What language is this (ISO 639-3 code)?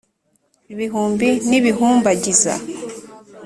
kin